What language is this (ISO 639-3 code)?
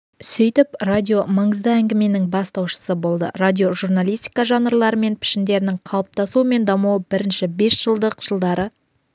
kaz